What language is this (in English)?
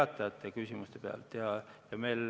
Estonian